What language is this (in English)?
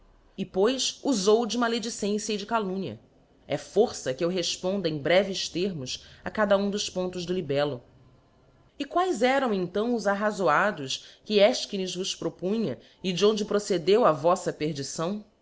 Portuguese